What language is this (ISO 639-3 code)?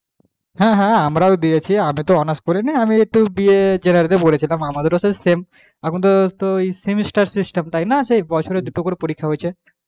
ben